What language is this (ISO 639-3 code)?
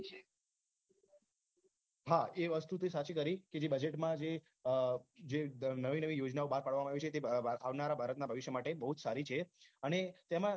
guj